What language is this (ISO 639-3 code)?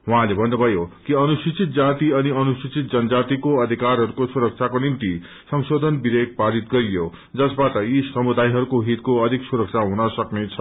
nep